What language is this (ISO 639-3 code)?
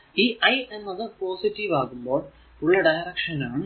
mal